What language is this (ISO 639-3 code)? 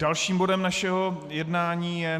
ces